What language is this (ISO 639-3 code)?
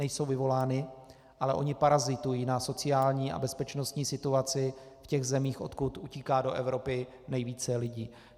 ces